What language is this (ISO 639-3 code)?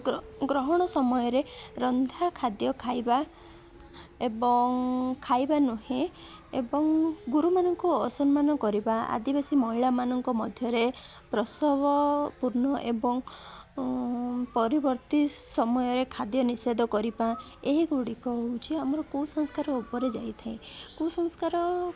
ori